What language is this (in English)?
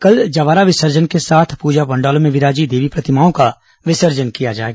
Hindi